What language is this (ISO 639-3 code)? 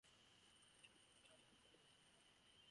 eng